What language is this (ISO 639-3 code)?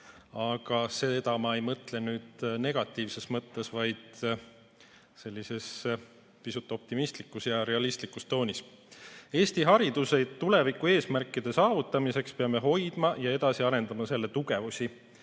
est